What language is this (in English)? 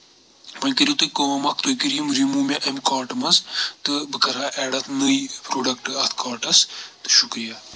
Kashmiri